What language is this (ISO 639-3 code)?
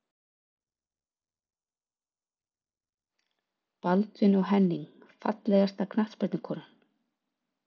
isl